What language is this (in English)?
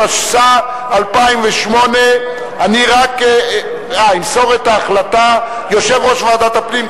Hebrew